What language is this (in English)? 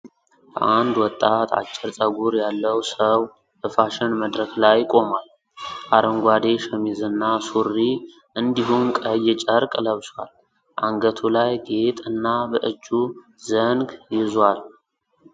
Amharic